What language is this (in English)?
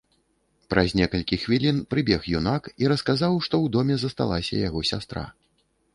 Belarusian